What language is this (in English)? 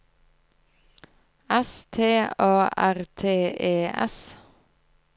Norwegian